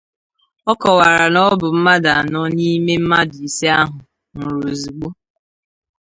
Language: Igbo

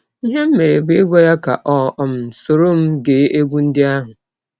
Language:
Igbo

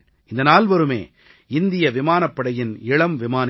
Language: Tamil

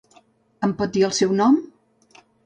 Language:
Catalan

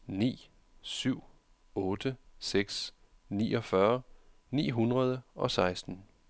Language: Danish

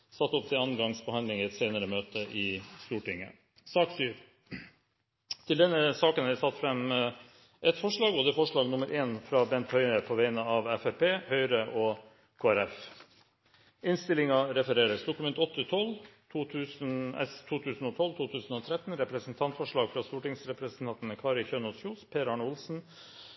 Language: Norwegian Bokmål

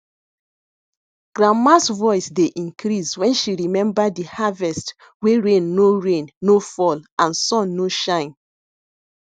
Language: Nigerian Pidgin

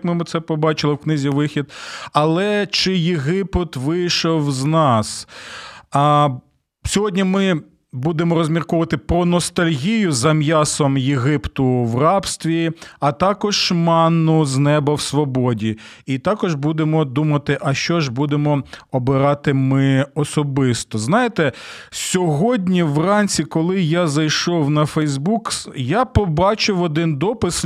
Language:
Ukrainian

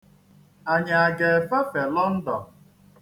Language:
Igbo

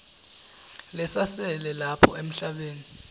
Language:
Swati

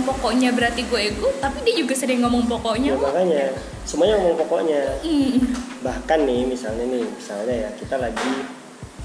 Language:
Indonesian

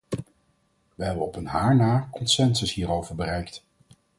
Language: Dutch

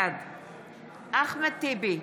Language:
Hebrew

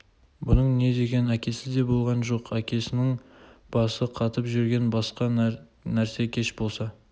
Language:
Kazakh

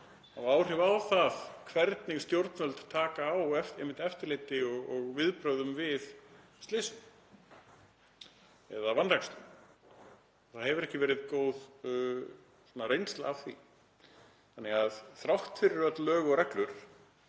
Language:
Icelandic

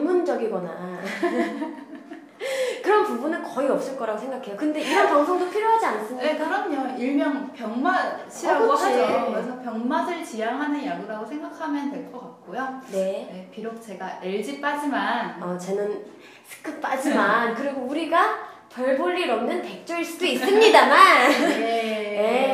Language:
Korean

